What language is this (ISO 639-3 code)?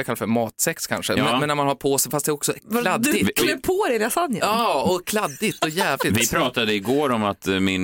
swe